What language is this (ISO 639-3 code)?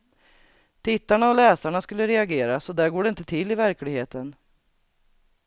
swe